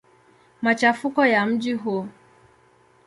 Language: Swahili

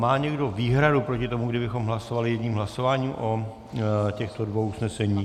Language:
Czech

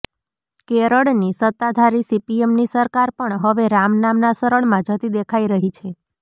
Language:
Gujarati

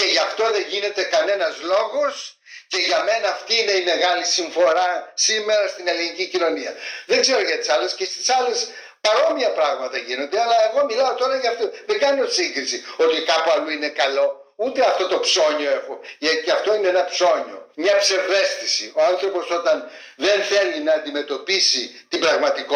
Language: Greek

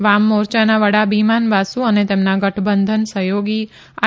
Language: Gujarati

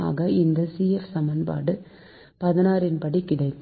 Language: Tamil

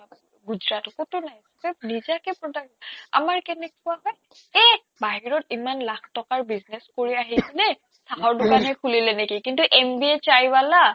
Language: Assamese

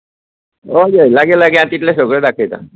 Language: Konkani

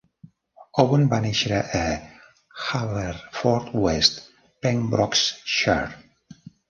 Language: Catalan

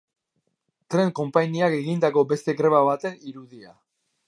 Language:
Basque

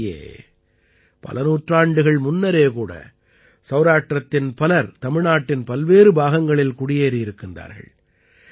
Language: Tamil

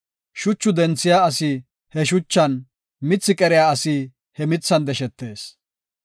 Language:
Gofa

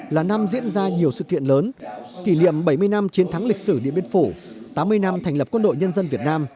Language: Vietnamese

